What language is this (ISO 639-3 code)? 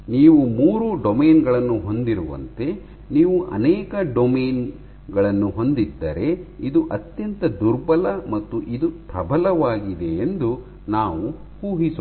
kan